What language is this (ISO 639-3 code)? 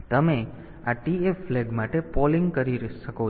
guj